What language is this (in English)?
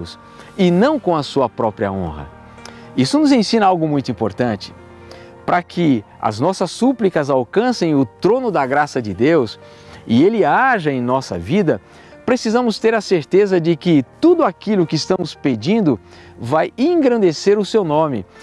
Portuguese